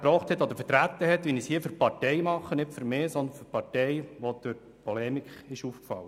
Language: Swiss German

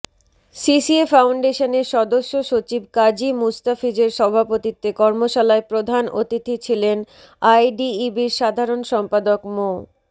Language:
Bangla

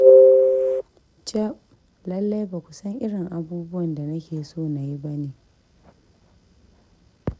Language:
Hausa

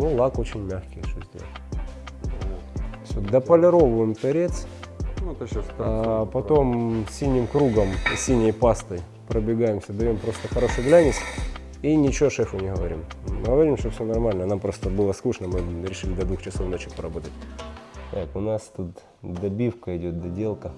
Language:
Russian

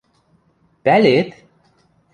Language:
Western Mari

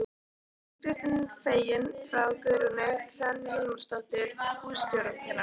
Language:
Icelandic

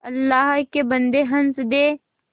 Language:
Hindi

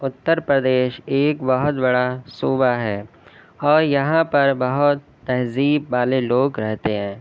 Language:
Urdu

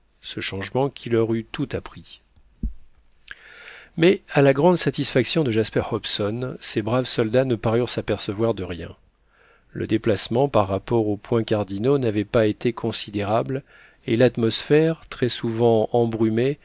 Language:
French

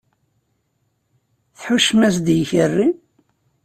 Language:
Kabyle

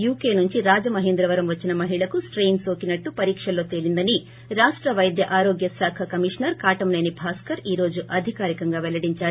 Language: Telugu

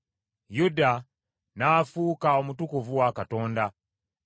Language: Ganda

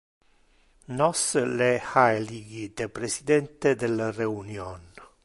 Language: Interlingua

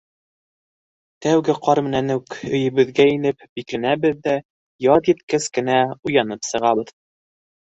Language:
Bashkir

